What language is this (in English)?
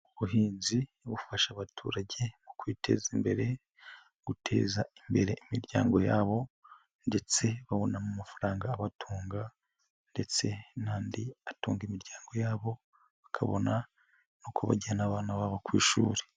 Kinyarwanda